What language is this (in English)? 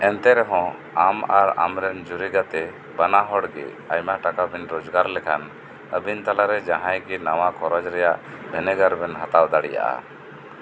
Santali